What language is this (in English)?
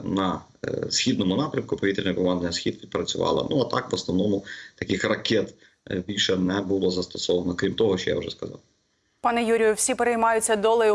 Ukrainian